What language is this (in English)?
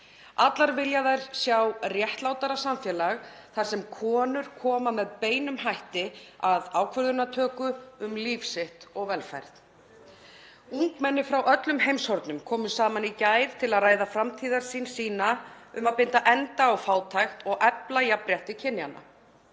Icelandic